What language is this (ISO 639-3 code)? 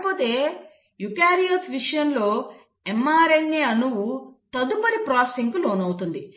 tel